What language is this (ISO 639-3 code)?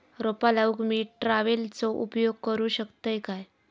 mar